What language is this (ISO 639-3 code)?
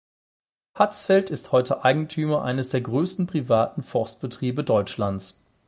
deu